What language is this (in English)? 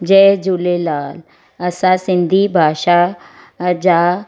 Sindhi